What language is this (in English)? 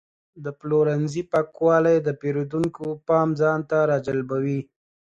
Pashto